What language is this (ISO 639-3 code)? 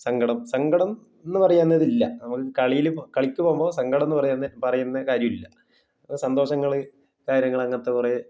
mal